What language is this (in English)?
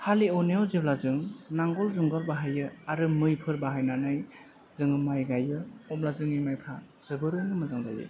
Bodo